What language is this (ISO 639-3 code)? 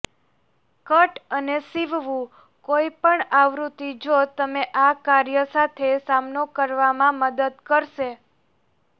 guj